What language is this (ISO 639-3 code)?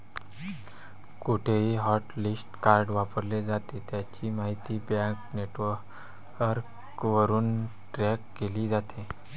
mar